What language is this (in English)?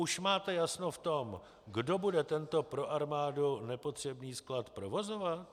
Czech